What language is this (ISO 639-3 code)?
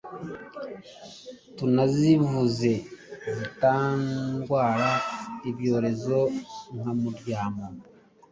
kin